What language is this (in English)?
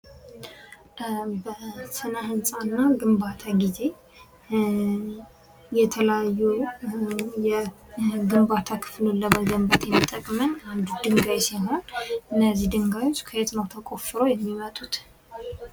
Amharic